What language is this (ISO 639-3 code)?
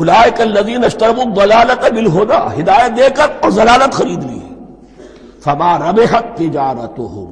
hin